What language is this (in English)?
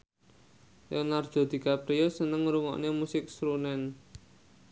Javanese